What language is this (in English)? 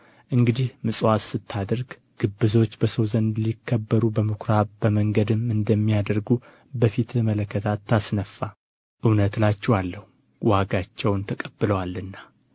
Amharic